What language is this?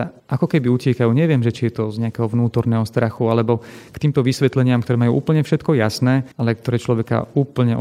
Slovak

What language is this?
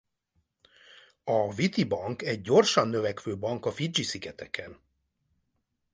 Hungarian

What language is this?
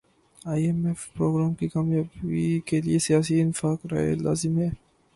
Urdu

